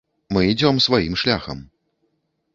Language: Belarusian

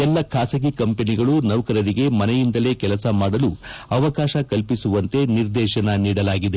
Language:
Kannada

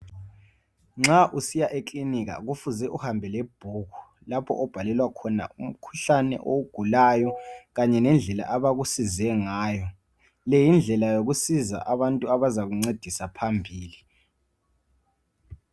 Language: North Ndebele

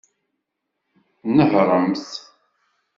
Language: Kabyle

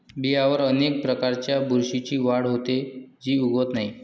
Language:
Marathi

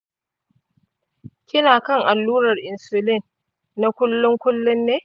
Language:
Hausa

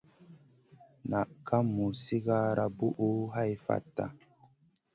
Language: Masana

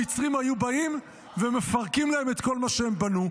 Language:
Hebrew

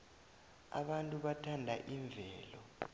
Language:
South Ndebele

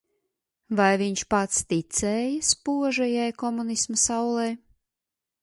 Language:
Latvian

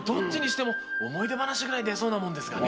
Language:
Japanese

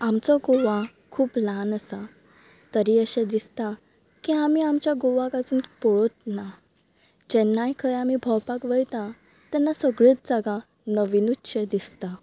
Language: Konkani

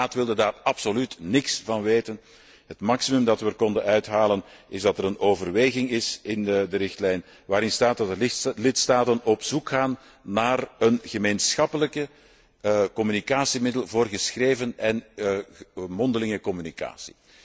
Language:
Dutch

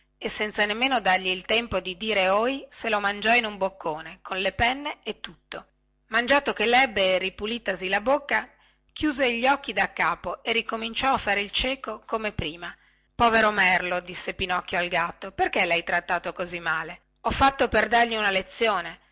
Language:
Italian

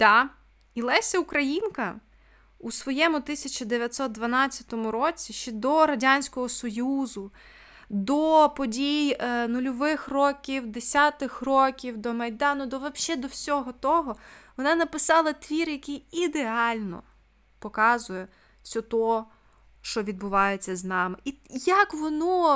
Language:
Ukrainian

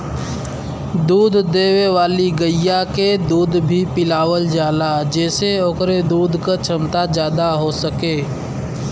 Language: Bhojpuri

